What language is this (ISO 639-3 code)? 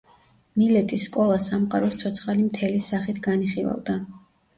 kat